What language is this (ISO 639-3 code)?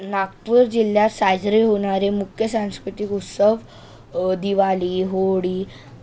mar